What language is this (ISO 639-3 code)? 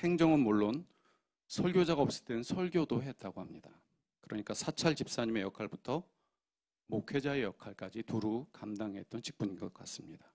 kor